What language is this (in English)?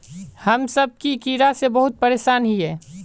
Magahi